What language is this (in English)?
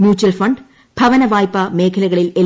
Malayalam